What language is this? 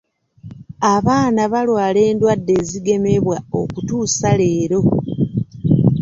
Ganda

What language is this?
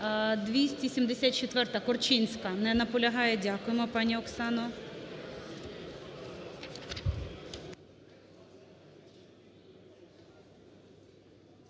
Ukrainian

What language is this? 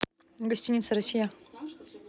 Russian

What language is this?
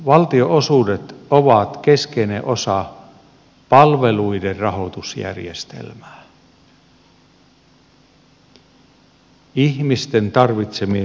Finnish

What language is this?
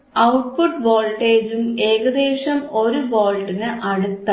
Malayalam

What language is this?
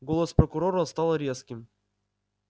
Russian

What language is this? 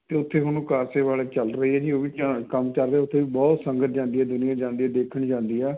Punjabi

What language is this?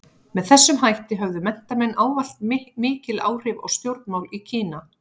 Icelandic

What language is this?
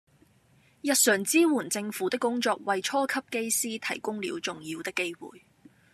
Cantonese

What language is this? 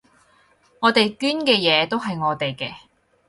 Cantonese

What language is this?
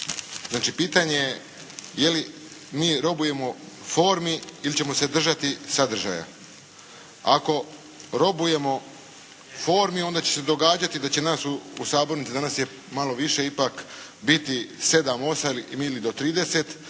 Croatian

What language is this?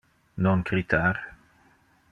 Interlingua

